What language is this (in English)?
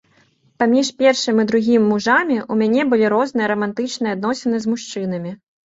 Belarusian